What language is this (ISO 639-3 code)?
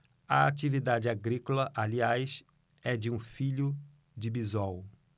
por